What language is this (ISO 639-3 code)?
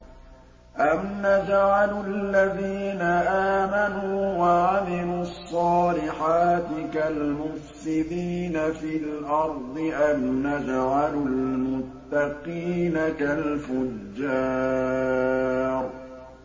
ara